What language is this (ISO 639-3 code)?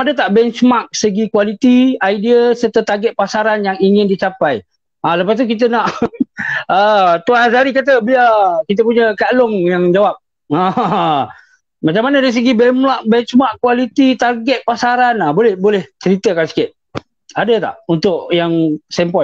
msa